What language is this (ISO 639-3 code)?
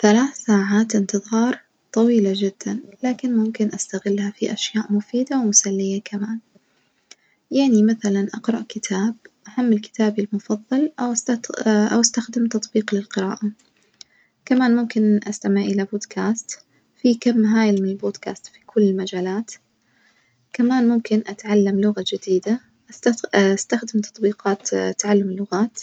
ars